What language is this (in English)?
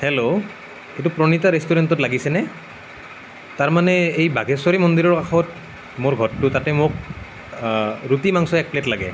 Assamese